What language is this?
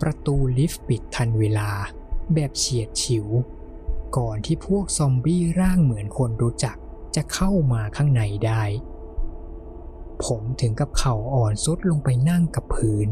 Thai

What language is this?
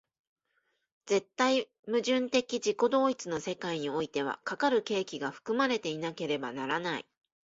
Japanese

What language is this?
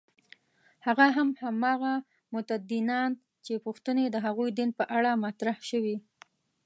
Pashto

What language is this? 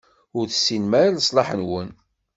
Kabyle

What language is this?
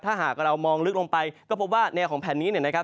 Thai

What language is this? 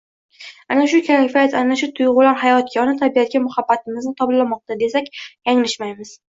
Uzbek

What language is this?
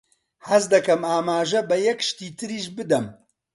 Central Kurdish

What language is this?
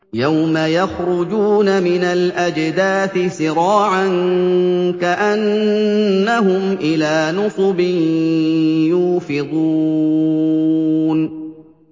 Arabic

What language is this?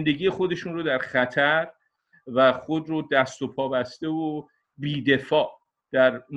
Persian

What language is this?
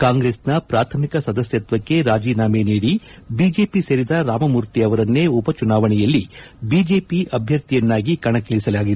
Kannada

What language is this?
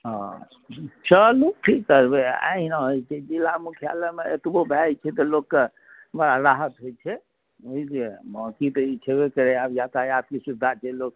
Maithili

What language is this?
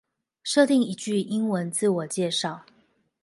Chinese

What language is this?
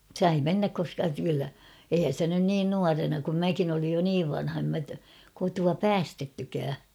Finnish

